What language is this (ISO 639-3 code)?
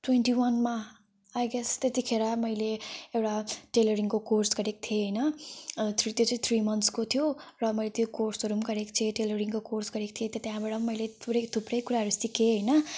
nep